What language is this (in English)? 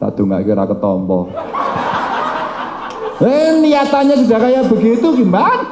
Indonesian